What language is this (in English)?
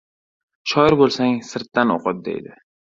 Uzbek